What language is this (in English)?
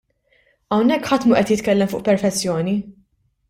Maltese